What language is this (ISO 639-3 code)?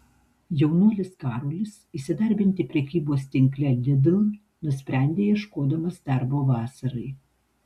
lit